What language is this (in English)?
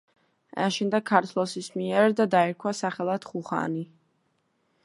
Georgian